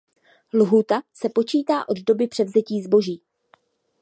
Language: Czech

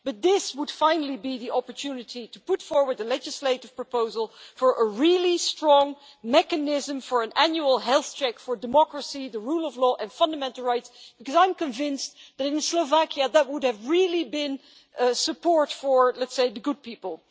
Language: English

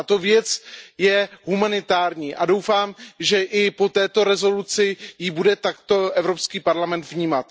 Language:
Czech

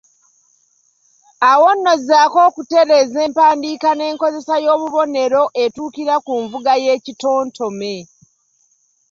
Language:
Ganda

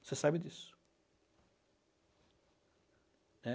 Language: Portuguese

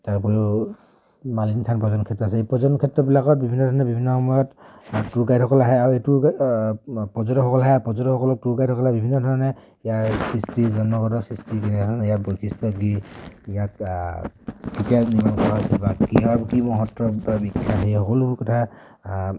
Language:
Assamese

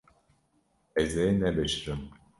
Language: Kurdish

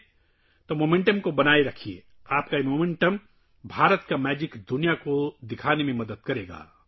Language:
Urdu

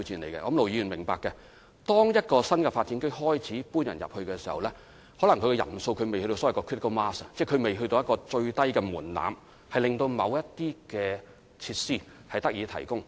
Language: Cantonese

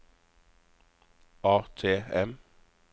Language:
Norwegian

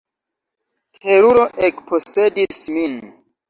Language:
Esperanto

